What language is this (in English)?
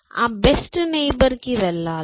Telugu